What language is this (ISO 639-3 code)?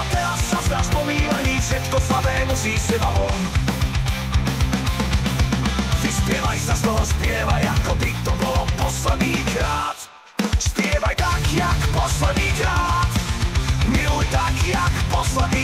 slk